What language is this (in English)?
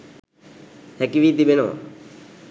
Sinhala